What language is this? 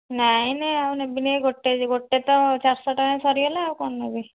Odia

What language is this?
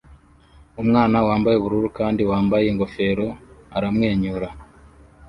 Kinyarwanda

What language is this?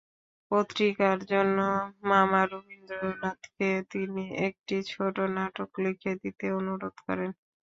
Bangla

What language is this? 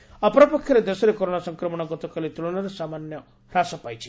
Odia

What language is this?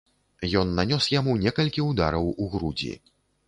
Belarusian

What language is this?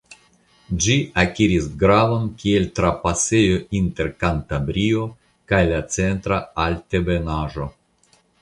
Esperanto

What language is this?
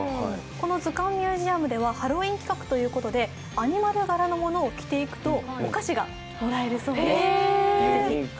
Japanese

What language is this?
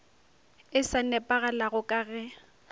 Northern Sotho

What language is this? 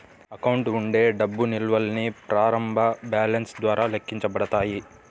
Telugu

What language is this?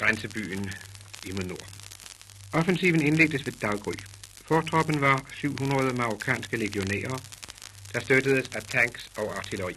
Danish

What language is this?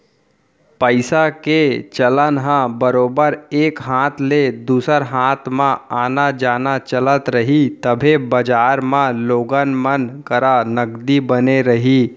Chhattisgarhi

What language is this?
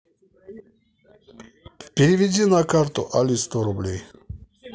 Russian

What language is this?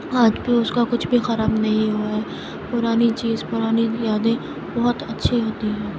Urdu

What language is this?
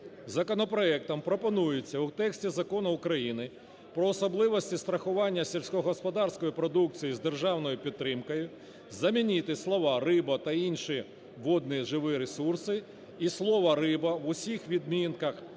Ukrainian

